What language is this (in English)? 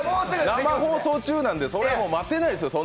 Japanese